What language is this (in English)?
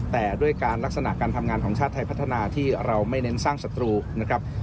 Thai